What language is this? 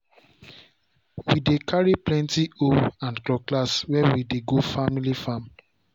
Nigerian Pidgin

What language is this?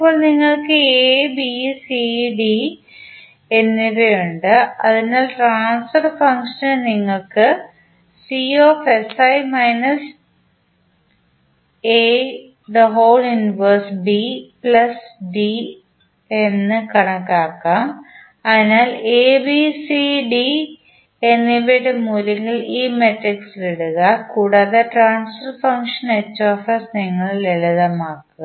Malayalam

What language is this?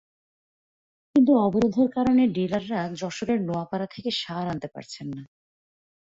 Bangla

